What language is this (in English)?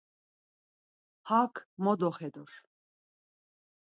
Laz